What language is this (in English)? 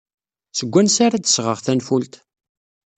Kabyle